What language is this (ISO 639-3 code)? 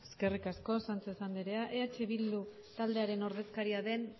eus